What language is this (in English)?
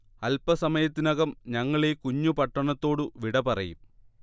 Malayalam